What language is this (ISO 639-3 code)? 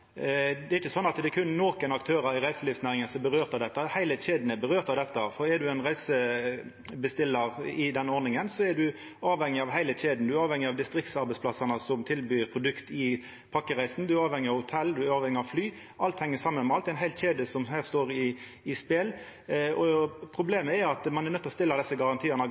nno